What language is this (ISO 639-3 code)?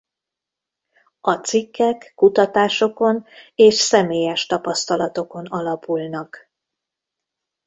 hun